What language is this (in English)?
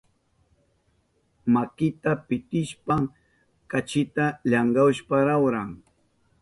Southern Pastaza Quechua